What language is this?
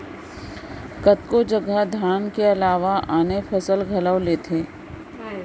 Chhattisgarhi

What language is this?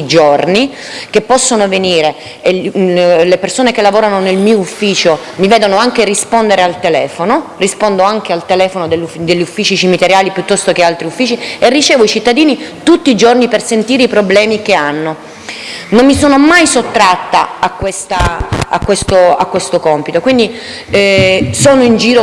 Italian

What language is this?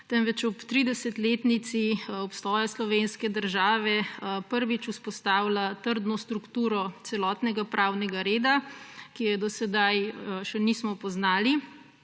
Slovenian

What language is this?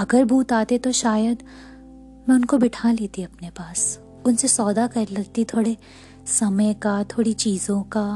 Hindi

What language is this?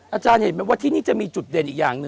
Thai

